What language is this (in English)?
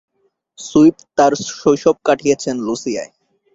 Bangla